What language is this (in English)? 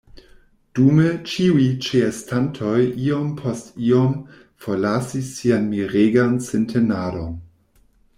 Esperanto